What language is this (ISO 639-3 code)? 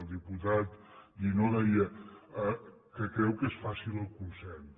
cat